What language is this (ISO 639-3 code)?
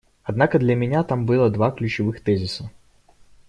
rus